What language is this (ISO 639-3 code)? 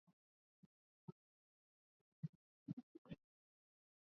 swa